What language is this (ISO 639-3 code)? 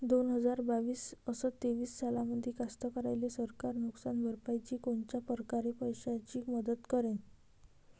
mar